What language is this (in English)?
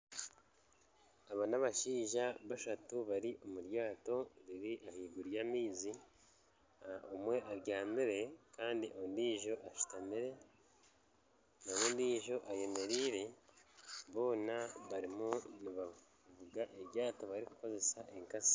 Nyankole